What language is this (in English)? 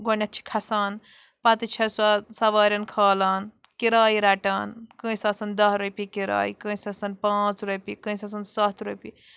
Kashmiri